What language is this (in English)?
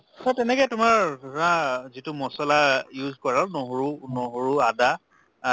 Assamese